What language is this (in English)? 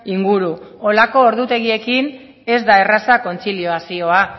Basque